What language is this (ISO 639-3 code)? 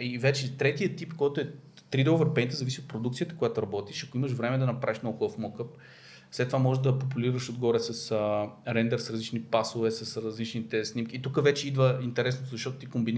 bul